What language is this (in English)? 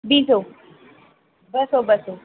Sindhi